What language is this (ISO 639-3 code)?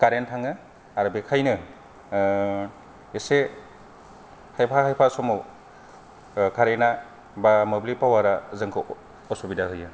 brx